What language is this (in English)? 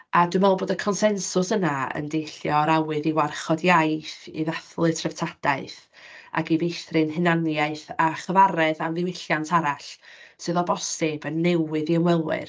Welsh